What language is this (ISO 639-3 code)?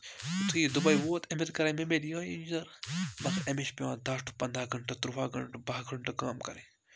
kas